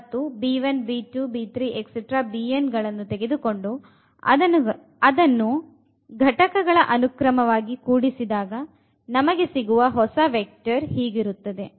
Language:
Kannada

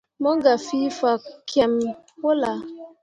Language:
Mundang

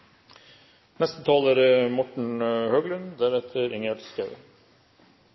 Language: Norwegian Bokmål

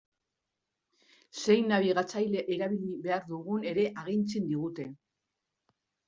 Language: Basque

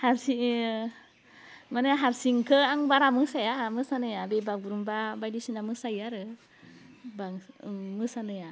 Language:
Bodo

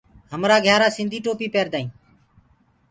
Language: Gurgula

